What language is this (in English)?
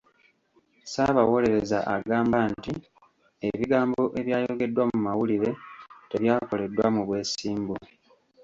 Ganda